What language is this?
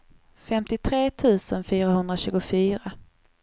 Swedish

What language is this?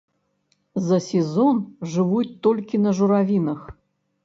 Belarusian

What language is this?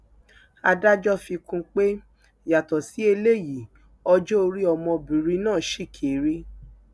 Yoruba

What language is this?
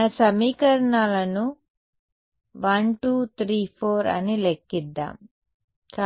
Telugu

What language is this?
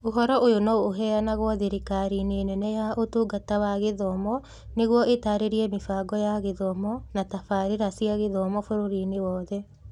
Kikuyu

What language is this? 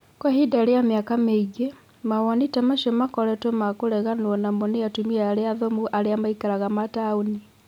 Kikuyu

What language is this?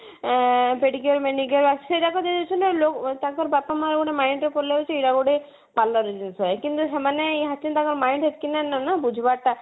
Odia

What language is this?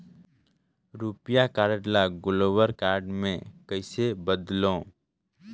Chhattisgarhi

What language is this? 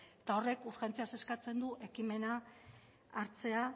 Basque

